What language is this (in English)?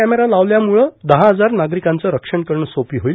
Marathi